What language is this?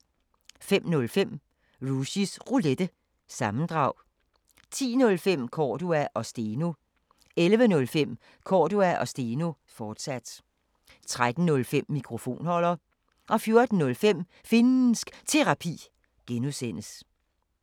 Danish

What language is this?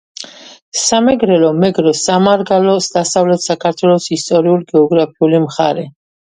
Georgian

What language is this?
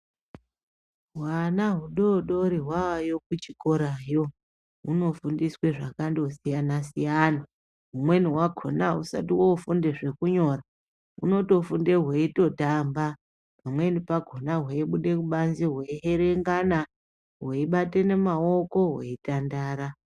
Ndau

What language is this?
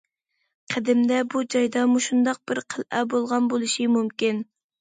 Uyghur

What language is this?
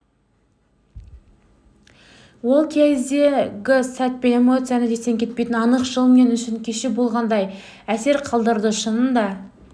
Kazakh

